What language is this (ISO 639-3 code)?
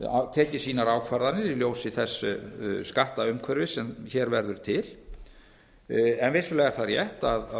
isl